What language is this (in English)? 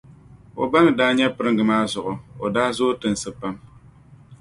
Dagbani